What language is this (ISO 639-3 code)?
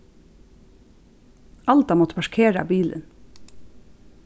fao